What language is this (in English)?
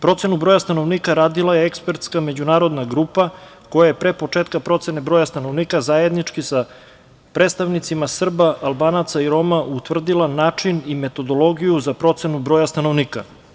Serbian